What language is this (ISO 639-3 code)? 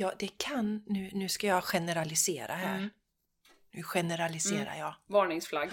swe